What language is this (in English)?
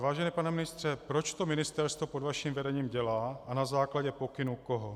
Czech